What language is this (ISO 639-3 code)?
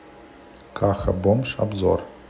rus